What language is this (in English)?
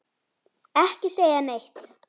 Icelandic